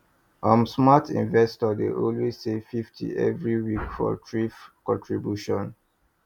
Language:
Nigerian Pidgin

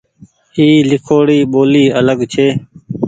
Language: Goaria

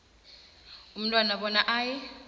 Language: South Ndebele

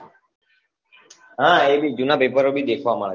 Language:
Gujarati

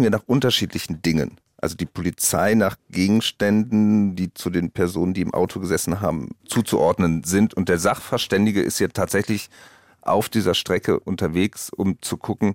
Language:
German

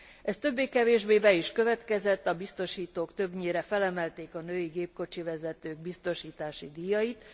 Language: Hungarian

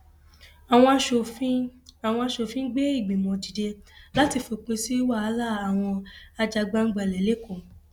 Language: Yoruba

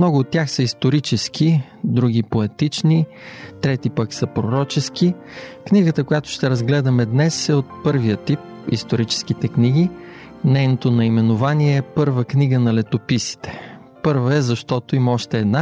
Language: Bulgarian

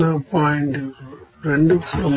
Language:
Telugu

